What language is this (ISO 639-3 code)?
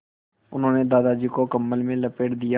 hin